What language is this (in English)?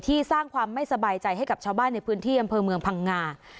Thai